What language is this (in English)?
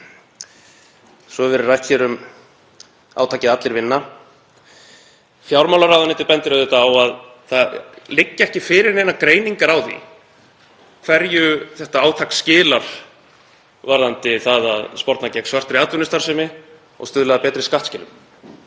Icelandic